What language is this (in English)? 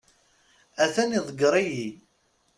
Kabyle